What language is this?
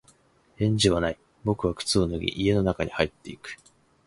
Japanese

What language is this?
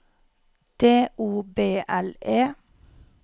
Norwegian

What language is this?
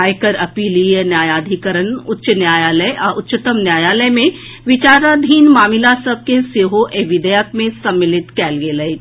Maithili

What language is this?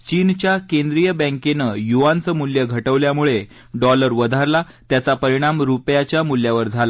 Marathi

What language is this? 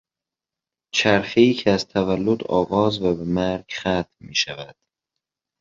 Persian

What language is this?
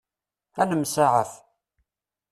Kabyle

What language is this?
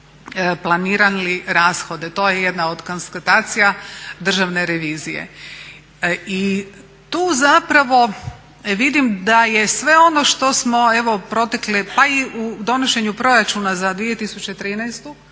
Croatian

